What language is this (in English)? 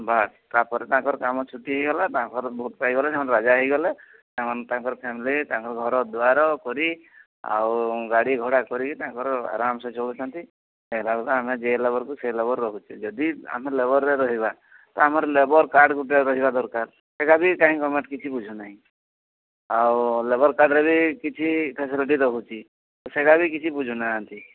Odia